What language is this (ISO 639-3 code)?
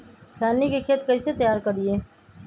mag